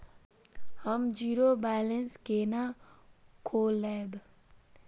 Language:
Maithili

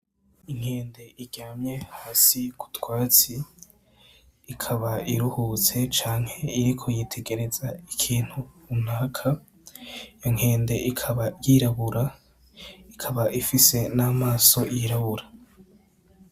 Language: Rundi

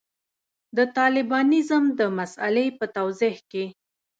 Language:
Pashto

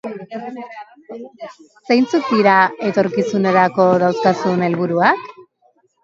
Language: Basque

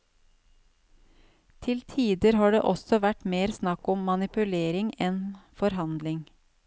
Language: Norwegian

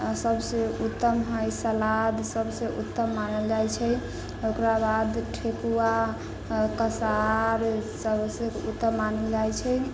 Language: Maithili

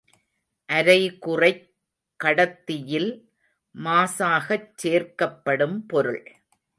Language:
Tamil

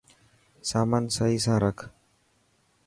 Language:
Dhatki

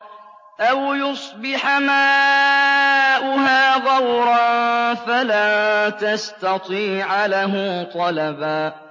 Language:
Arabic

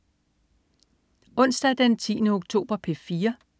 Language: Danish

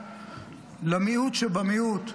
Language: Hebrew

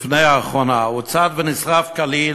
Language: Hebrew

